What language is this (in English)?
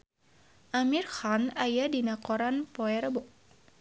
Sundanese